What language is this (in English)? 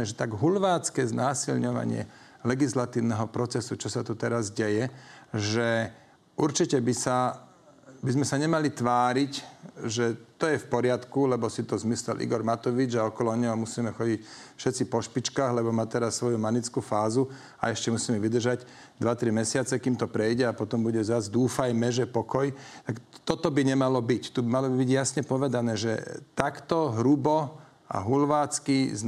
Slovak